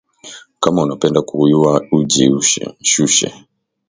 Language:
Swahili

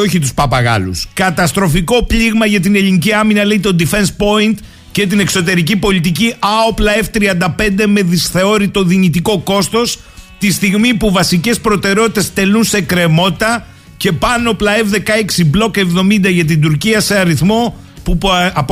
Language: Greek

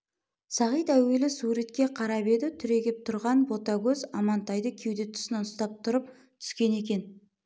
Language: Kazakh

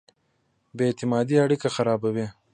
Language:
Pashto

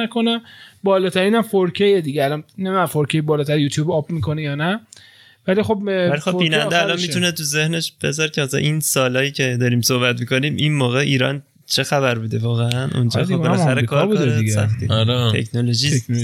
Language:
Persian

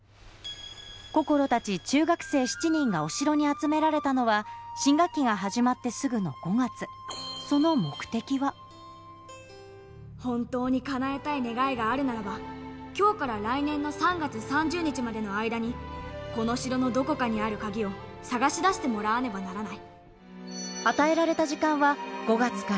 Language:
Japanese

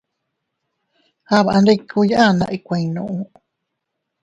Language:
Teutila Cuicatec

